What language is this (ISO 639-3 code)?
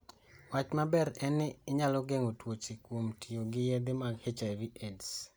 luo